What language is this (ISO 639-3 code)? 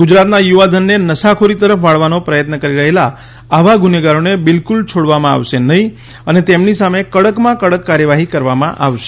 guj